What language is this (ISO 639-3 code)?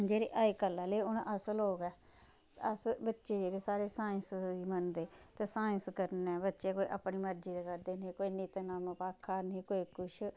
doi